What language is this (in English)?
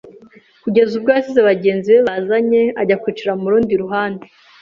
Kinyarwanda